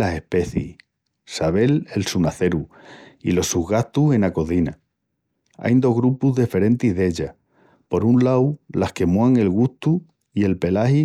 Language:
Extremaduran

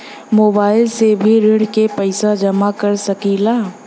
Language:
Bhojpuri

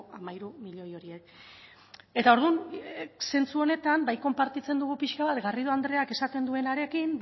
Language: Basque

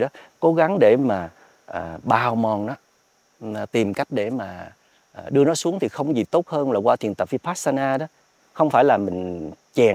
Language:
Vietnamese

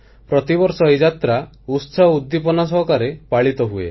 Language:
Odia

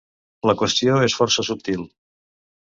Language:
Catalan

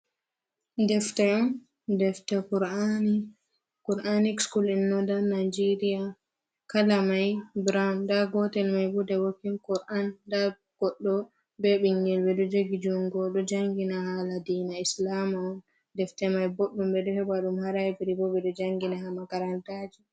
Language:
Fula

